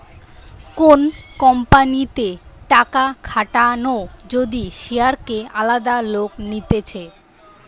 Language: Bangla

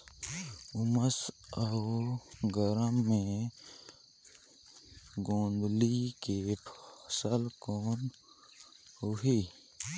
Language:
Chhattisgarhi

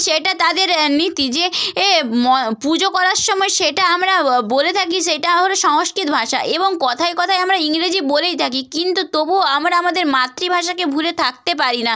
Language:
Bangla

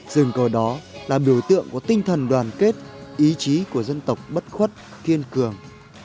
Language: Vietnamese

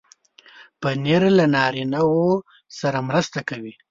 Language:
Pashto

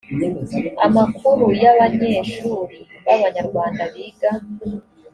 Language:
Kinyarwanda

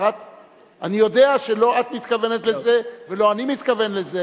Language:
Hebrew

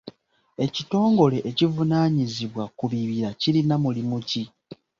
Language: Ganda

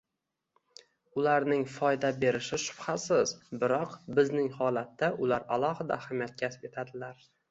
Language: Uzbek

